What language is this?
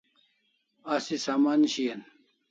Kalasha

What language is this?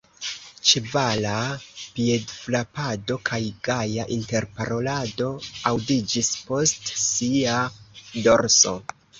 Esperanto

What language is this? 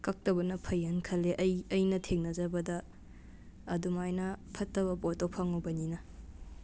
Manipuri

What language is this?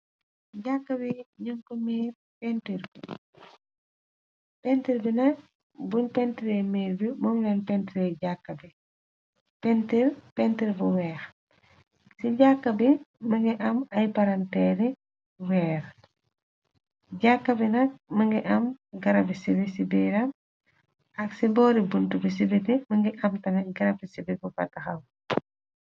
Wolof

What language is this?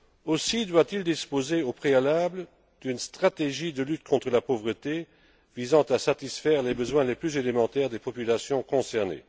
French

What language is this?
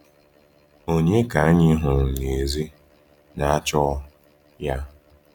Igbo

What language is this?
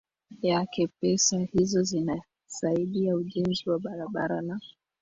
Swahili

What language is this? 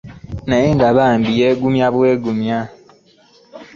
Ganda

